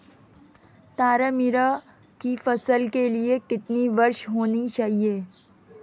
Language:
Hindi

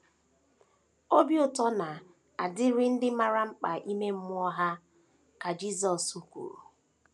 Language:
Igbo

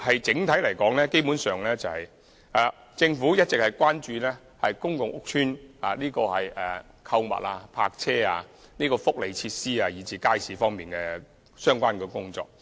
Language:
Cantonese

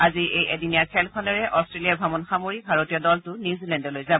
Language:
Assamese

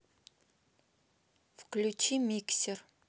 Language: Russian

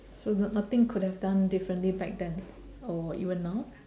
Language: English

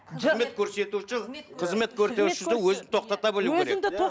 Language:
Kazakh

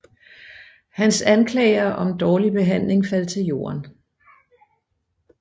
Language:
Danish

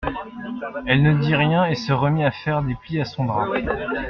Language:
French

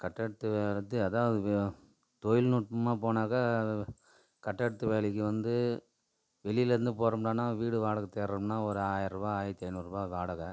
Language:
Tamil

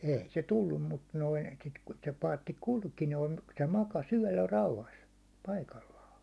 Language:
Finnish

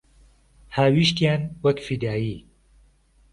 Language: Central Kurdish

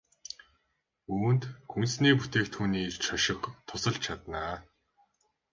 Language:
Mongolian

